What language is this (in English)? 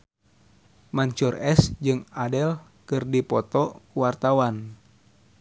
Sundanese